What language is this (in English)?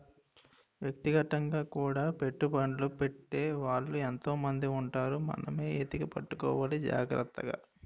Telugu